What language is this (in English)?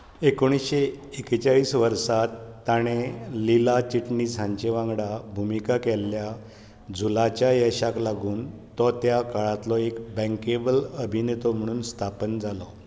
Konkani